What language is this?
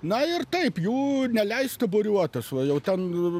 Lithuanian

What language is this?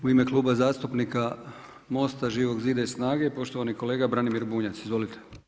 Croatian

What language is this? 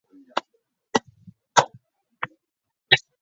Chinese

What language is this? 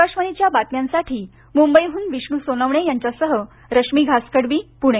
Marathi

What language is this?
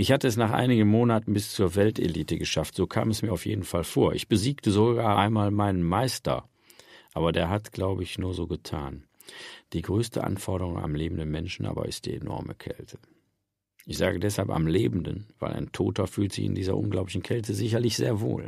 German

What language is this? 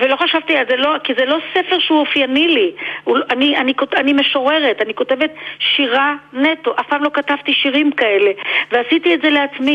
Hebrew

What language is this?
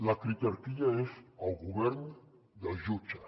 Catalan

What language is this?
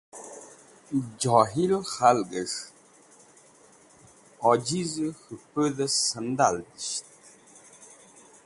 Wakhi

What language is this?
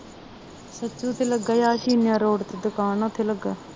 Punjabi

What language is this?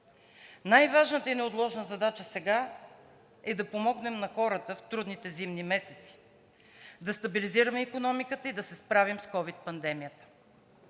Bulgarian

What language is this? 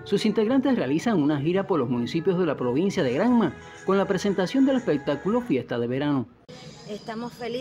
Spanish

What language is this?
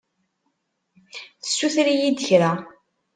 Kabyle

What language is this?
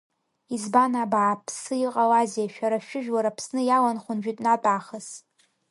Abkhazian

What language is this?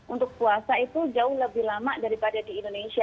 Indonesian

